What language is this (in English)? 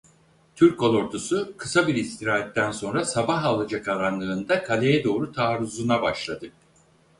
Turkish